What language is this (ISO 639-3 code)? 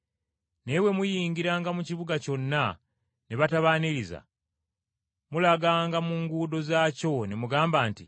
lug